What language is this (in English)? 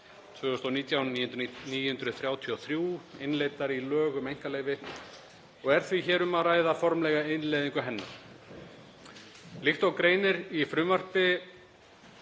Icelandic